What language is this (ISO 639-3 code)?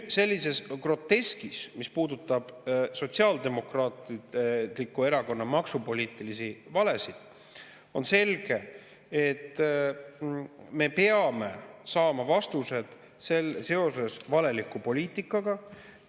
est